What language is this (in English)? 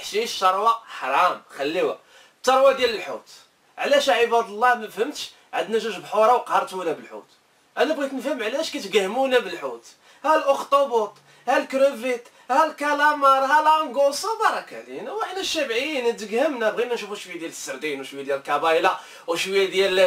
Arabic